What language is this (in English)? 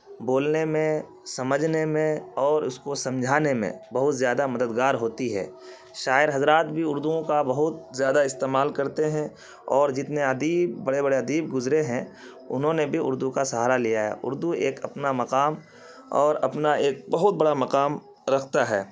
Urdu